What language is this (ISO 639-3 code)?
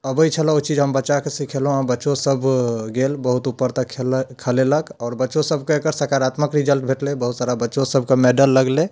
mai